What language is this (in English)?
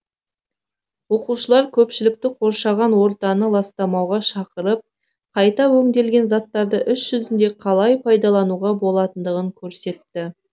Kazakh